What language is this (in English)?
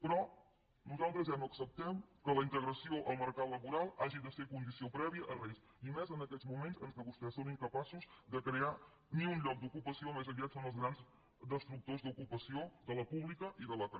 Catalan